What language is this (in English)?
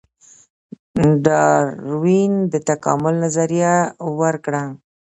Pashto